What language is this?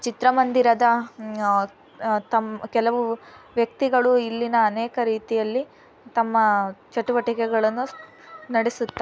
Kannada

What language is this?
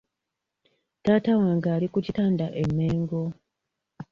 Ganda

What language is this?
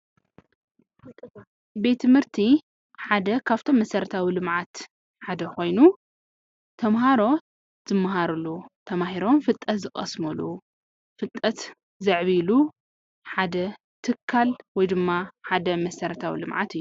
Tigrinya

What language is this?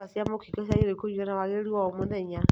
Kikuyu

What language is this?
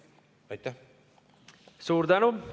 Estonian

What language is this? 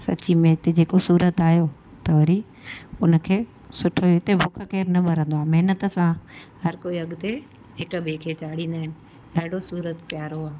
Sindhi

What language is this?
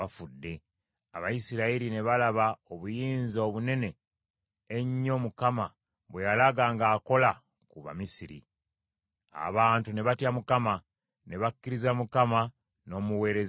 Ganda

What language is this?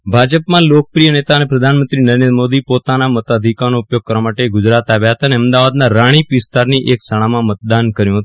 Gujarati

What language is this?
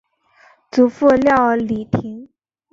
Chinese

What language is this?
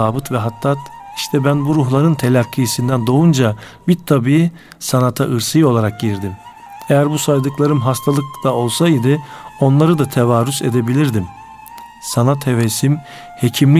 Turkish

